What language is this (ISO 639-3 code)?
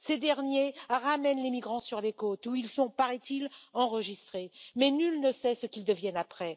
fra